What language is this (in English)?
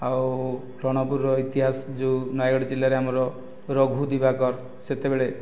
Odia